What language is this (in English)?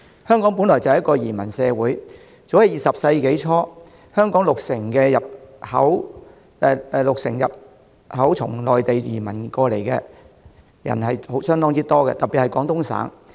Cantonese